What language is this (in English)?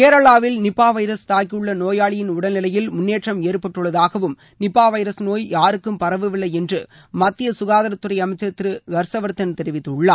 Tamil